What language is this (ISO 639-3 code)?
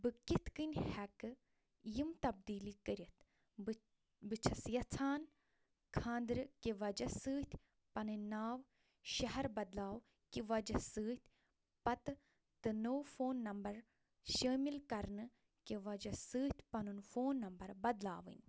kas